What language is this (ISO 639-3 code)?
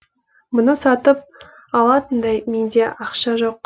kaz